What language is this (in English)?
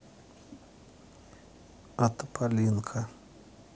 Russian